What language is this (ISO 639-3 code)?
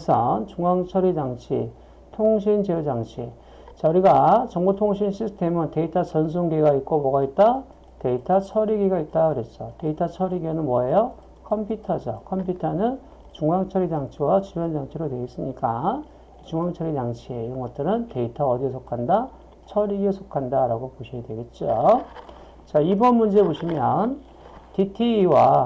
kor